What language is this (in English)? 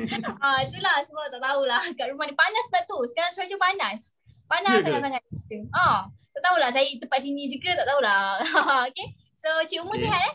Malay